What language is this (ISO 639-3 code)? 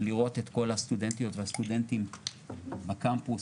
heb